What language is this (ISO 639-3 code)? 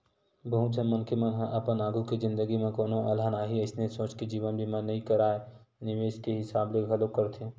hne